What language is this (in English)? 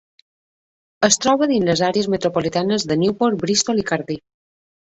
Catalan